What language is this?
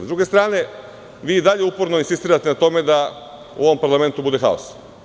Serbian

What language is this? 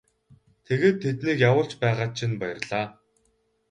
Mongolian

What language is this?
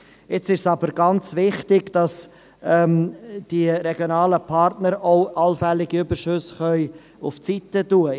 Swiss German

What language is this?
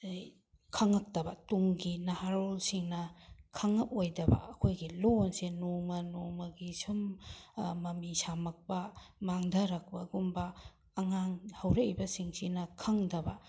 Manipuri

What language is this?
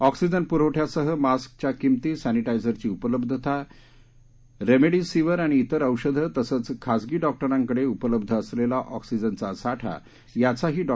Marathi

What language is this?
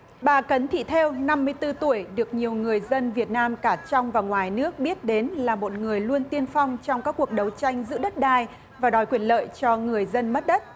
Vietnamese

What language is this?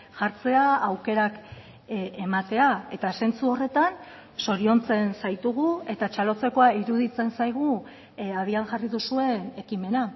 Basque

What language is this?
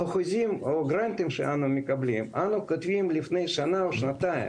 Hebrew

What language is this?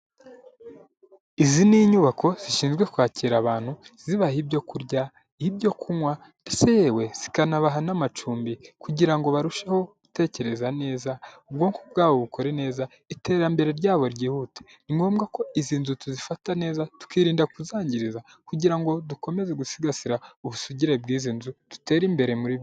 Kinyarwanda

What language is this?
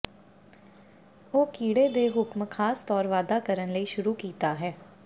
Punjabi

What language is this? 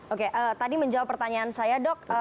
Indonesian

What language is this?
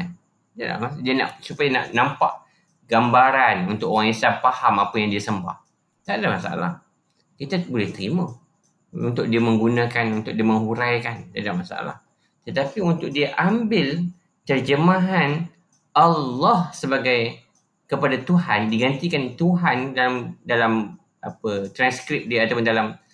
Malay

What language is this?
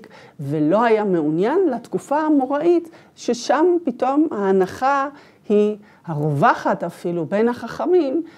Hebrew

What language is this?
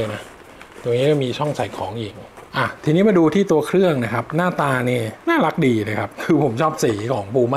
Thai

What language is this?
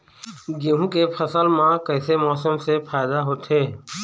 Chhattisgarhi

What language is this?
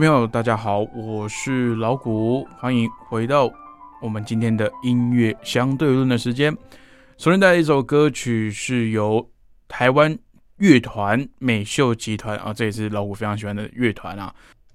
Chinese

